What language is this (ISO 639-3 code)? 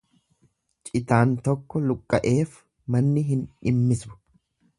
orm